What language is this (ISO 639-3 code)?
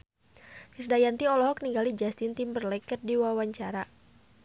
sun